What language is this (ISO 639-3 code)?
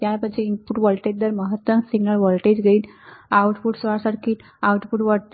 guj